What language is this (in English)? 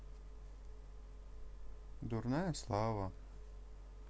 Russian